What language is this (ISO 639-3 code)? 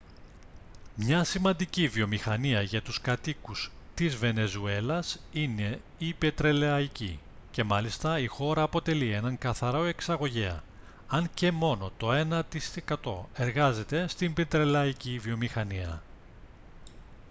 ell